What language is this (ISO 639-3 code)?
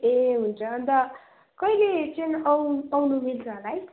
nep